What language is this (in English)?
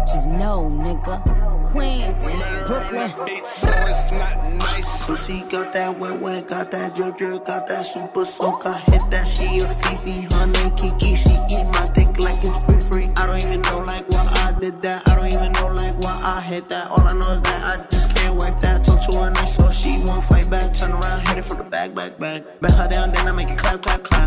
Danish